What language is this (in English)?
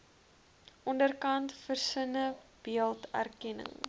Afrikaans